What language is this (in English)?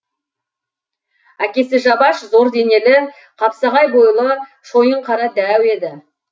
Kazakh